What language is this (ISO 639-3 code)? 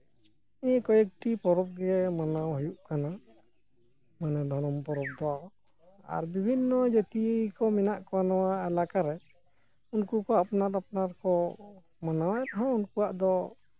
sat